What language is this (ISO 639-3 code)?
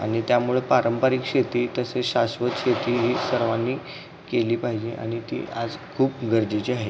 mar